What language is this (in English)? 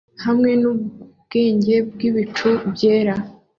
Kinyarwanda